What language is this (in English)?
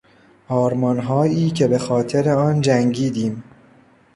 Persian